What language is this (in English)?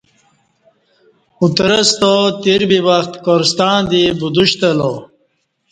Kati